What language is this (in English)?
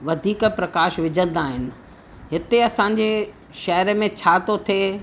Sindhi